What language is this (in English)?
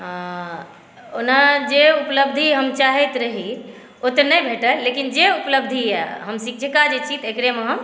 Maithili